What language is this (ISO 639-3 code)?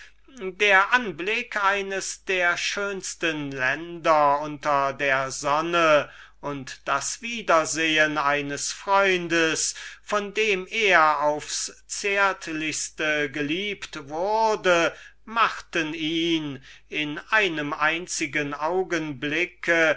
deu